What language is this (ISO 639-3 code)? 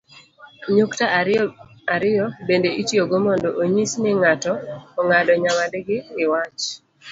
luo